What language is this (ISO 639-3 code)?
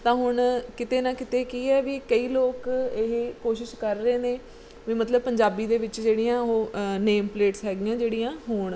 pan